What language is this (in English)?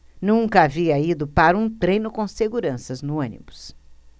Portuguese